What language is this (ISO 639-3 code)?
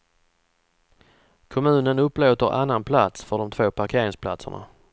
swe